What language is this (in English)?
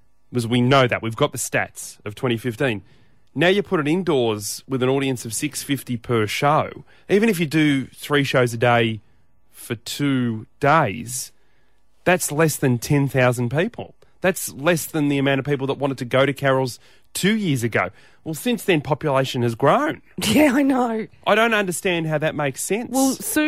English